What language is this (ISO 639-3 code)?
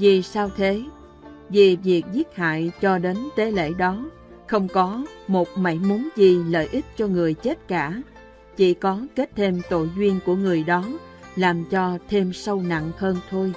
vie